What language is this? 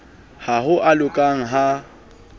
Southern Sotho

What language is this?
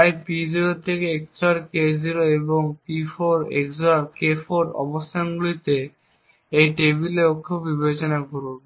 Bangla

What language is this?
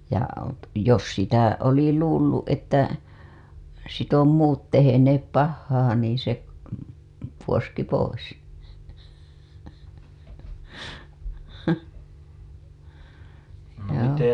Finnish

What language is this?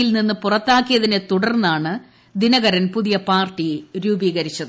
Malayalam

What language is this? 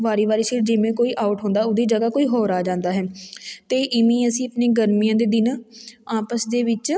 Punjabi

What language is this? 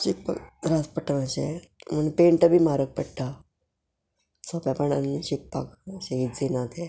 Konkani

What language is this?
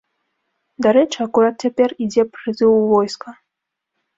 Belarusian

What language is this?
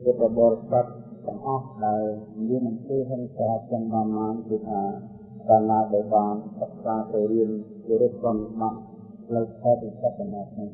Vietnamese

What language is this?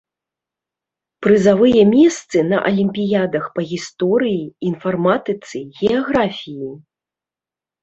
Belarusian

